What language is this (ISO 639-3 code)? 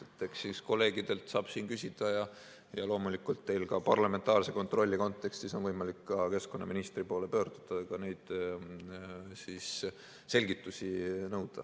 est